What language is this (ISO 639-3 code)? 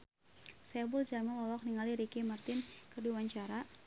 sun